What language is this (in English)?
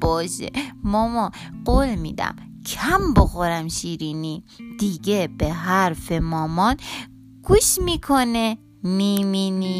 Persian